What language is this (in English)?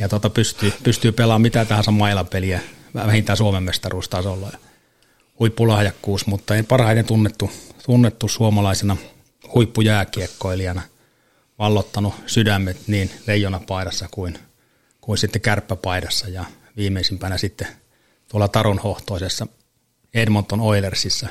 Finnish